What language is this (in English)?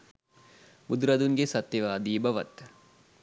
Sinhala